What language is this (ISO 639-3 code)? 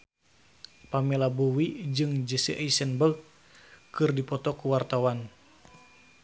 sun